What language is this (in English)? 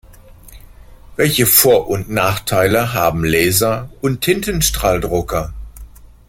German